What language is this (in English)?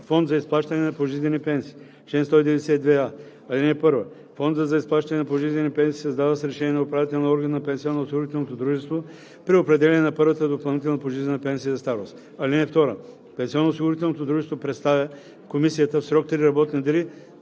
Bulgarian